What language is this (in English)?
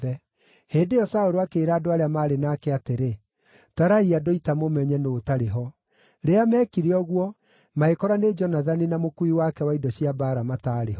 Kikuyu